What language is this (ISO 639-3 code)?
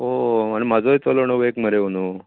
kok